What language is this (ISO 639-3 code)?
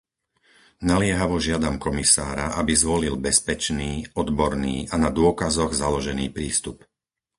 slk